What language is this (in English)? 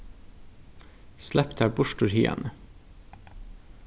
Faroese